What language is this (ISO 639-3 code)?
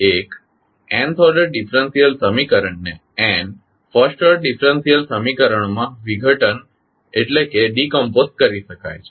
guj